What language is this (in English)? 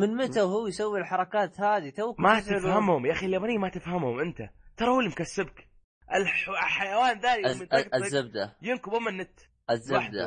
Arabic